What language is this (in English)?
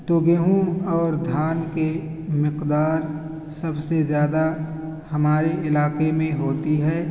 Urdu